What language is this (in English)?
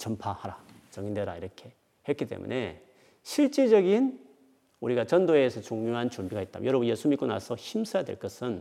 Korean